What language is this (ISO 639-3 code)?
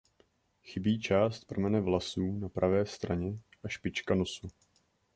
ces